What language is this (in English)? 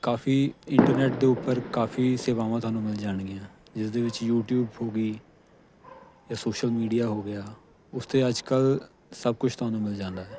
Punjabi